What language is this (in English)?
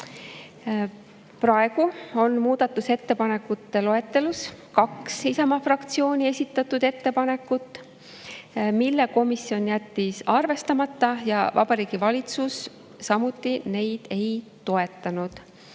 Estonian